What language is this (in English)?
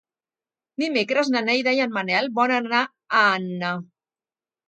Catalan